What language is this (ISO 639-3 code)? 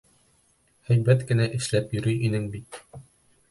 bak